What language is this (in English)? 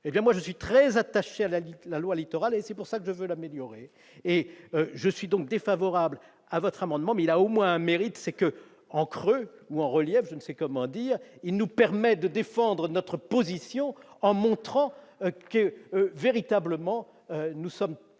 French